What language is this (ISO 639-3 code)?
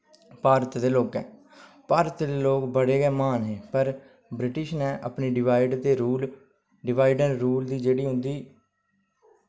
doi